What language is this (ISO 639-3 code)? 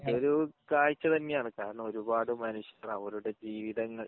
mal